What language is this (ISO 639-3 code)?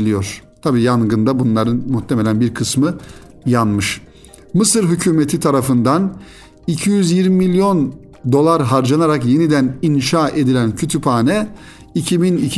tur